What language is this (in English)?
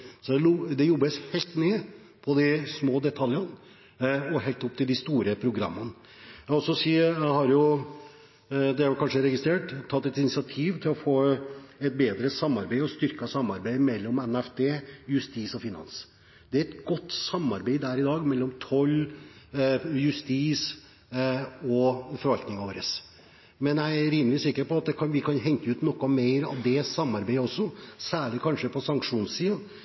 Norwegian Bokmål